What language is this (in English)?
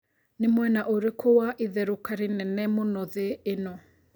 Kikuyu